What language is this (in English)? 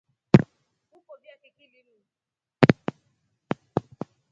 Rombo